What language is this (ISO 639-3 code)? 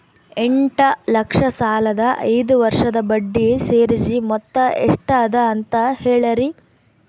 kan